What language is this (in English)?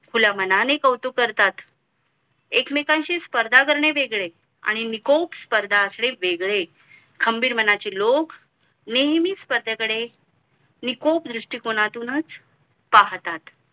Marathi